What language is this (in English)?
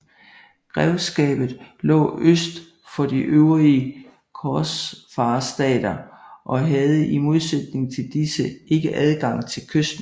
Danish